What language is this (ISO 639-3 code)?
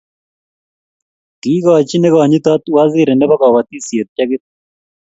kln